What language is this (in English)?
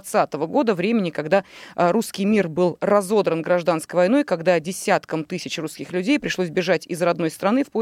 Russian